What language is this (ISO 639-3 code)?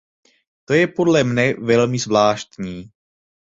ces